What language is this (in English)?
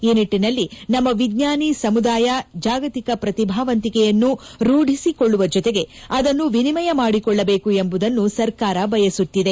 Kannada